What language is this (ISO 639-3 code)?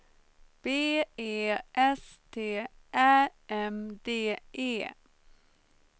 swe